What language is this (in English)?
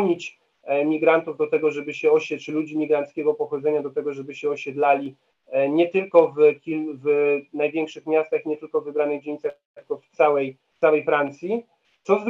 Polish